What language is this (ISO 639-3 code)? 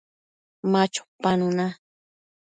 mcf